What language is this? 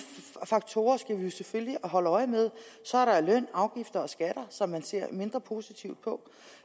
Danish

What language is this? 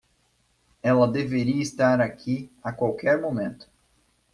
Portuguese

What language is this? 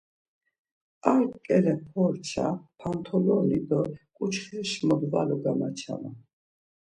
Laz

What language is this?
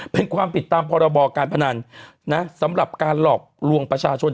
Thai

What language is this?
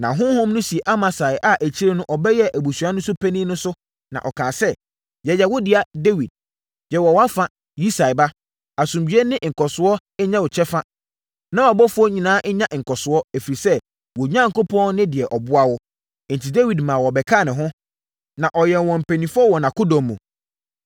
Akan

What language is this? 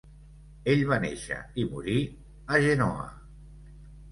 Catalan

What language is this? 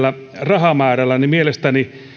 Finnish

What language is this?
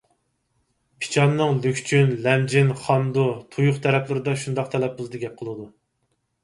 Uyghur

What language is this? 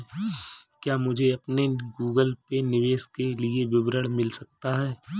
Hindi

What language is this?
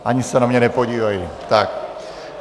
Czech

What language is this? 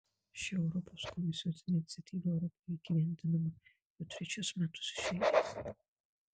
Lithuanian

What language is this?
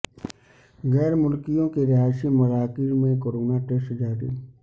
Urdu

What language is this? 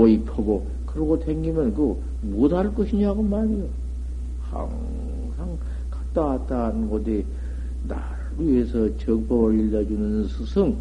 Korean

